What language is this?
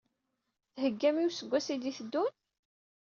Kabyle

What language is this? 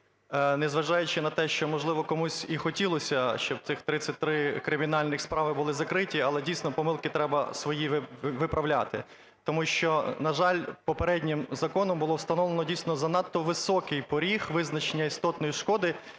Ukrainian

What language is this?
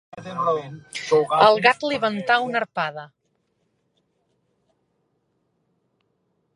Catalan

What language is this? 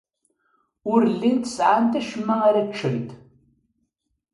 Kabyle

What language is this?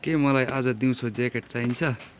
Nepali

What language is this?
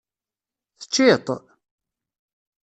Kabyle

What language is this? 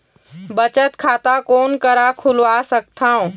Chhattisgarhi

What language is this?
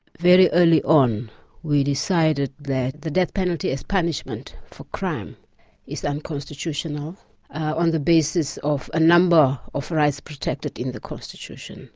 English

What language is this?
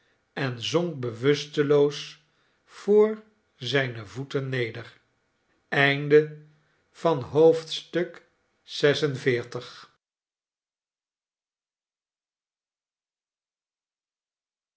Dutch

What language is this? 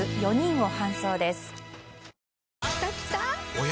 Japanese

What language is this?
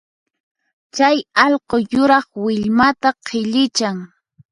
Puno Quechua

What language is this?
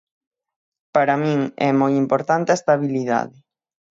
Galician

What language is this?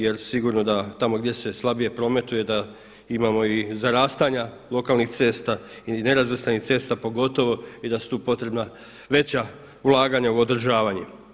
Croatian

